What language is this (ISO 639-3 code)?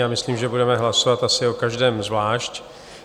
ces